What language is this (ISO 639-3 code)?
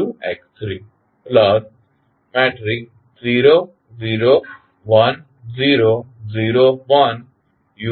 guj